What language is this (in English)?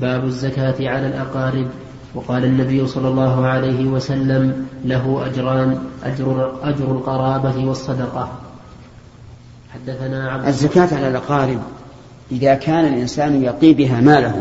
Arabic